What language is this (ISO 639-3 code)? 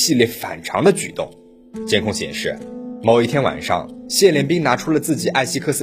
zho